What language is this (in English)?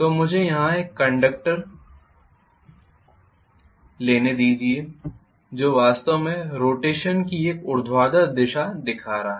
Hindi